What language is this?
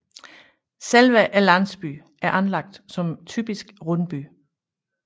Danish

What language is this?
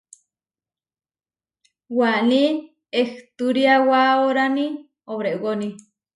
Huarijio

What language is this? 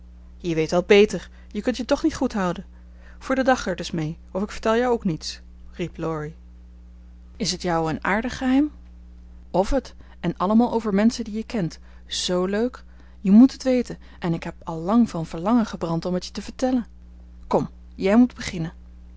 Dutch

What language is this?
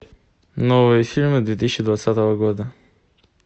Russian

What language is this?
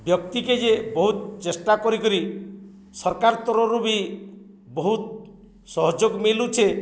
Odia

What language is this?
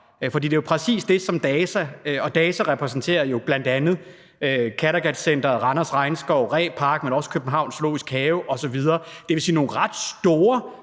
Danish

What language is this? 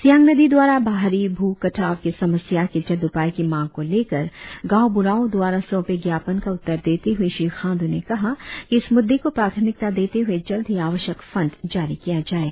Hindi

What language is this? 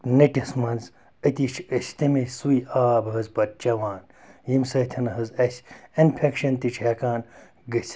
Kashmiri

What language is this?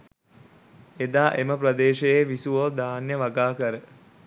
Sinhala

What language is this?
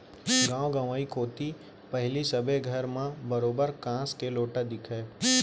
Chhattisgarhi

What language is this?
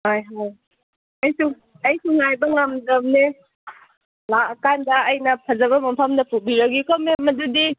Manipuri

